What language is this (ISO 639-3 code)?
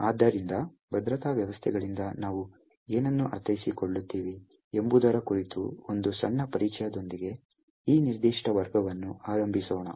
kan